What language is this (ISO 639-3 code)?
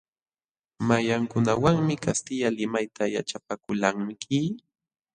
qxw